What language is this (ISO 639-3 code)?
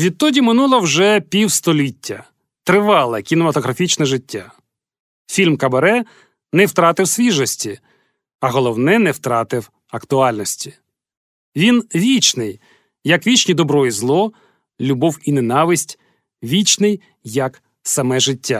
ukr